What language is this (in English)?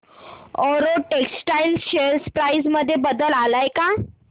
Marathi